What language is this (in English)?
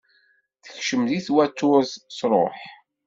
Kabyle